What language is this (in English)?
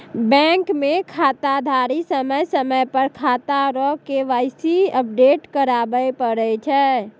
Maithili